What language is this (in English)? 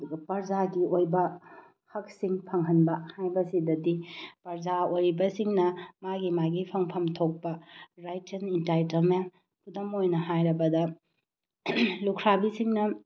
Manipuri